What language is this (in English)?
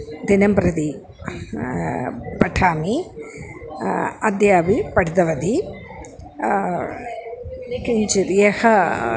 Sanskrit